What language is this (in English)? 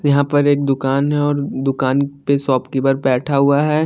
Hindi